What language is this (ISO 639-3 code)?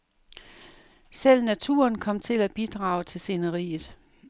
dan